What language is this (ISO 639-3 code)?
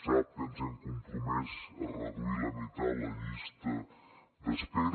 cat